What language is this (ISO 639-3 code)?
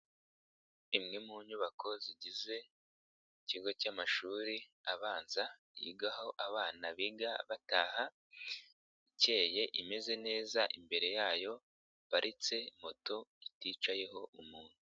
kin